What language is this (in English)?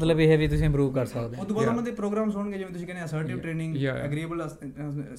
Punjabi